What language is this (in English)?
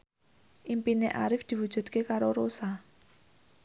Javanese